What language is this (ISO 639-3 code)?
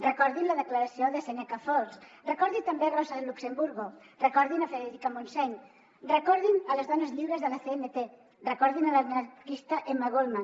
cat